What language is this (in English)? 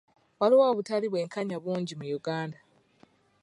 Ganda